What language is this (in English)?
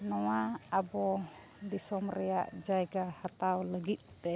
Santali